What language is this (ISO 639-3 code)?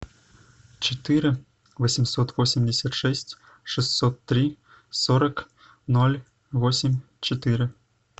rus